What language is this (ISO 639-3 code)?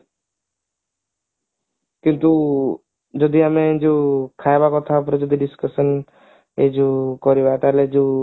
ori